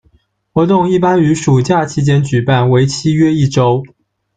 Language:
Chinese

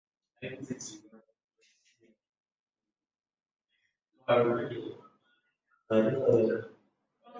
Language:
Swahili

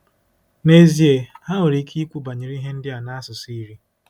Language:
Igbo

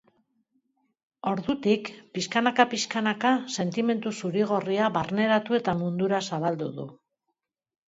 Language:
Basque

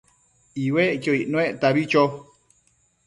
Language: Matsés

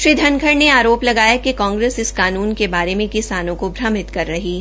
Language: Hindi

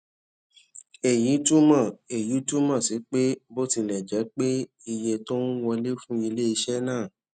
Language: Yoruba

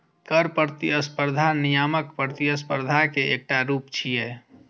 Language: Maithili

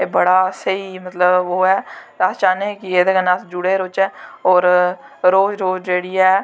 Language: Dogri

